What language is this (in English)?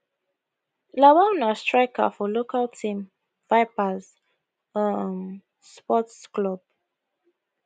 Nigerian Pidgin